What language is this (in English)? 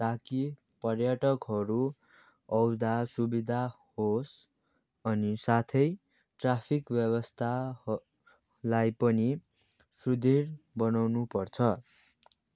Nepali